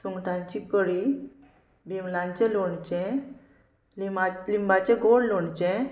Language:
Konkani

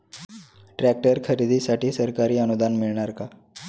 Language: Marathi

